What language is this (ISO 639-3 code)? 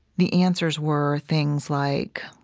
eng